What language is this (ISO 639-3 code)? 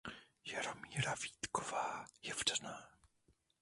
ces